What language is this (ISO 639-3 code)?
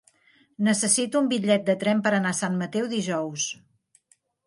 cat